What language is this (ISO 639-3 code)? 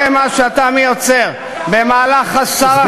heb